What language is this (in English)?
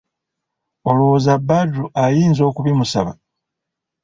Ganda